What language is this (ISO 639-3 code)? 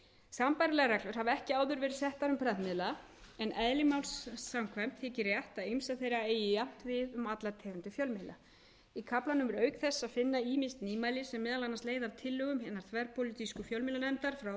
isl